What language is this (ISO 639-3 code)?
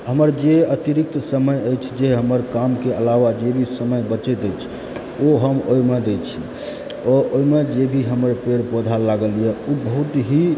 mai